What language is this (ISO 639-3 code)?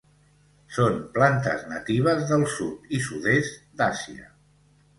cat